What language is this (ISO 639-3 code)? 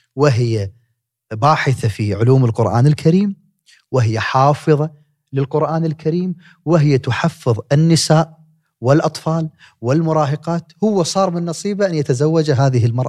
ara